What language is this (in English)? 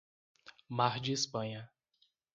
Portuguese